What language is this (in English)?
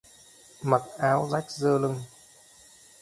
Vietnamese